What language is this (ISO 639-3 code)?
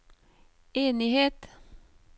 nor